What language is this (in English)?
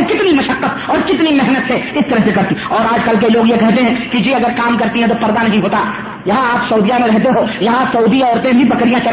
Urdu